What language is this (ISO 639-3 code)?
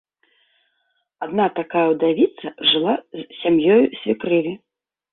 bel